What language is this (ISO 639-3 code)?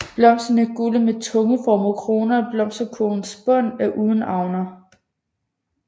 dan